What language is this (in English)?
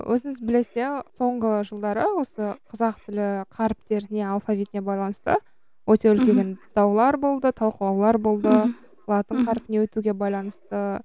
Kazakh